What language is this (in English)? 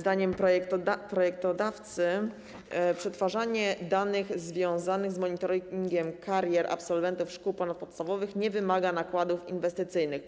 Polish